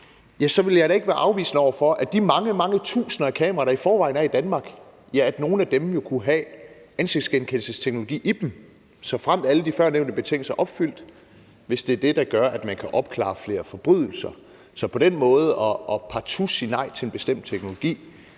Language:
Danish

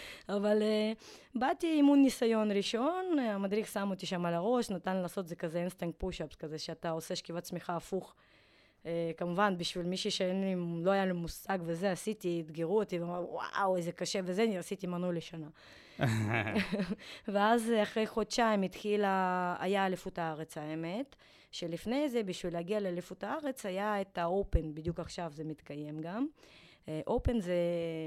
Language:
Hebrew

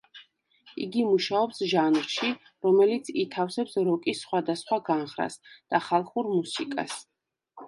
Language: Georgian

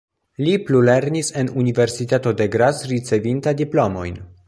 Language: Esperanto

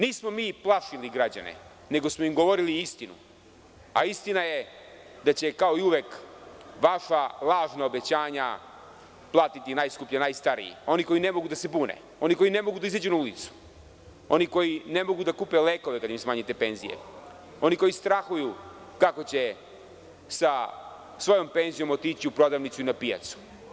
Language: Serbian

